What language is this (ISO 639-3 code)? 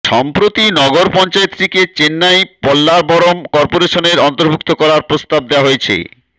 ben